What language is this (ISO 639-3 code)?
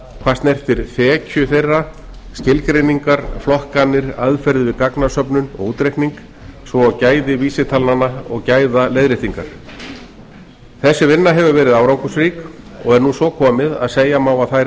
isl